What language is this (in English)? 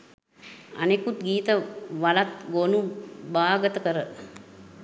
Sinhala